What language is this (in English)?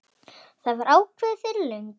Icelandic